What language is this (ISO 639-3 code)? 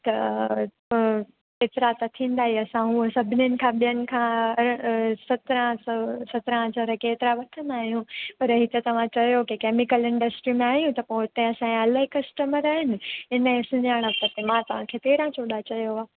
snd